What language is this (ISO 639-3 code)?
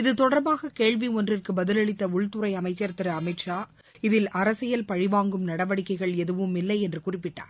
tam